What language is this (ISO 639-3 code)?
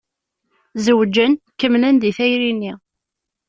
kab